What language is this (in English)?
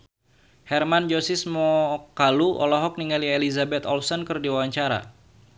Sundanese